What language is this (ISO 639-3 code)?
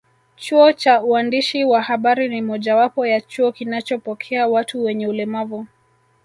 swa